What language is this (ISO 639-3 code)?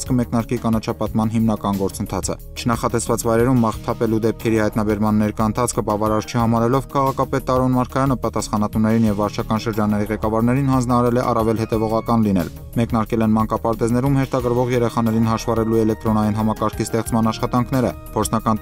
ron